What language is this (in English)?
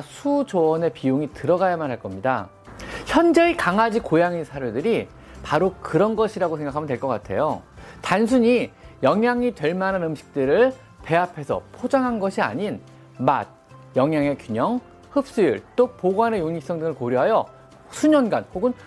Korean